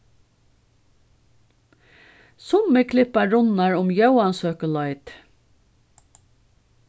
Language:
Faroese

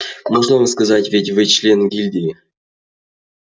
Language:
Russian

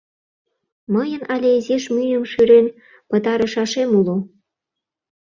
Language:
Mari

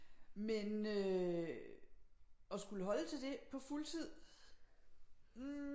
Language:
Danish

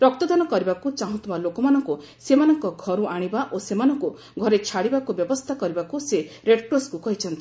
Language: Odia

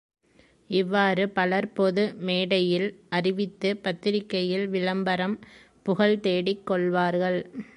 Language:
Tamil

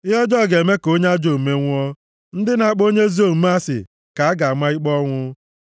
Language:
Igbo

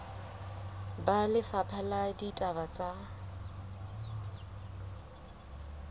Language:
Southern Sotho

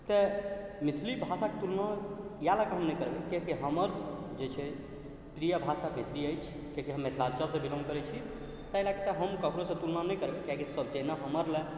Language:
Maithili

